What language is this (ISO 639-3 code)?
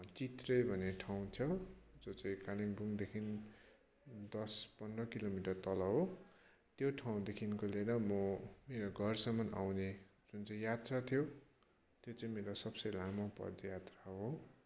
nep